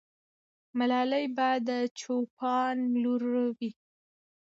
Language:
Pashto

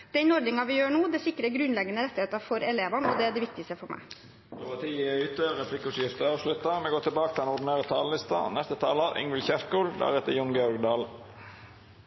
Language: Norwegian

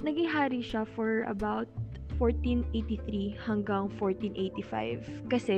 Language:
Filipino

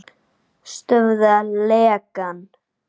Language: Icelandic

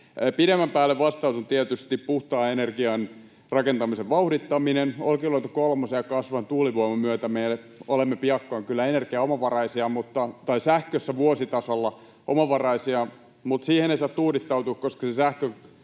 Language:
Finnish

